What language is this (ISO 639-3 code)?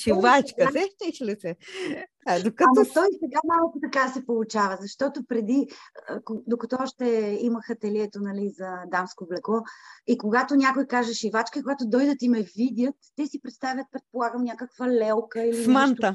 bul